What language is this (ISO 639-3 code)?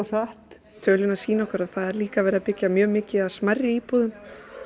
isl